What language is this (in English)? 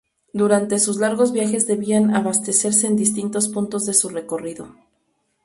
Spanish